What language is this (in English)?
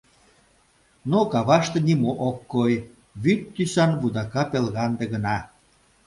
Mari